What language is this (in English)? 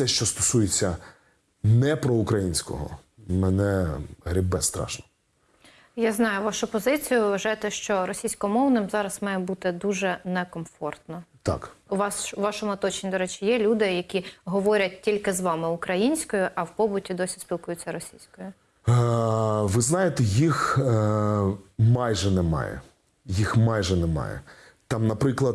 Ukrainian